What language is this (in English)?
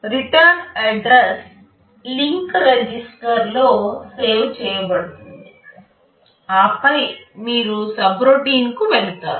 Telugu